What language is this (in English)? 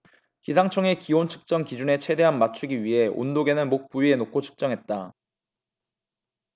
Korean